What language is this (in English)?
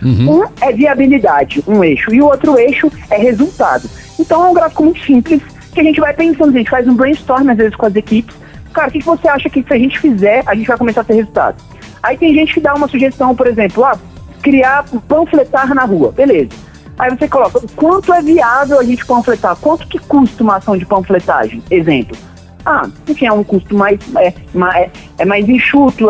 Portuguese